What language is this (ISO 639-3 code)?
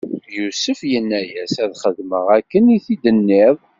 kab